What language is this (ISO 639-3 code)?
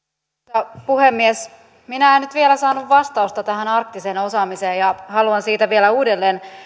fin